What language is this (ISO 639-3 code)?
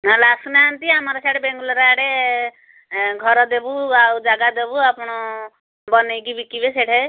ori